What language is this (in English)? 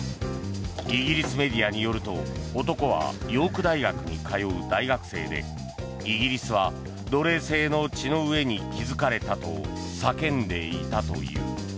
Japanese